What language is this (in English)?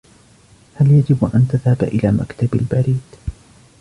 Arabic